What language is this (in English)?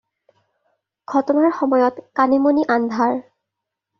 Assamese